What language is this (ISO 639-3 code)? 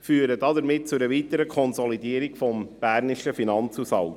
gsw